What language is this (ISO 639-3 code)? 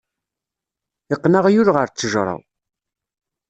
kab